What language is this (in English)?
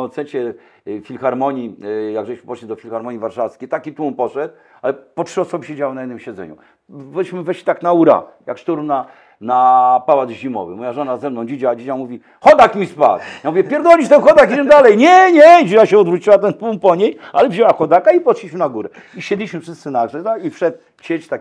Polish